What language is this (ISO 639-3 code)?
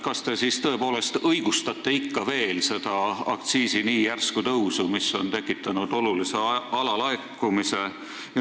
est